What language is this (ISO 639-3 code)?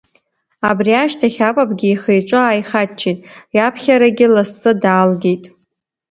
abk